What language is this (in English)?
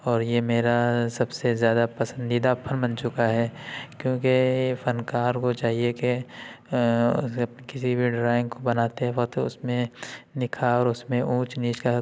Urdu